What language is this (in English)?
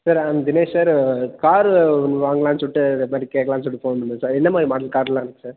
Tamil